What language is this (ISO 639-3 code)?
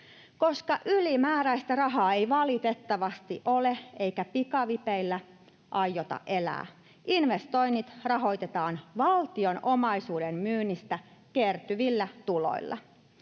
fin